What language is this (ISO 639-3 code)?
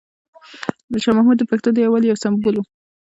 pus